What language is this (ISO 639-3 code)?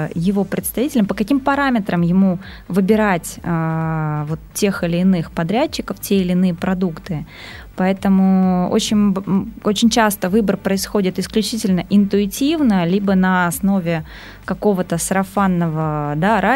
rus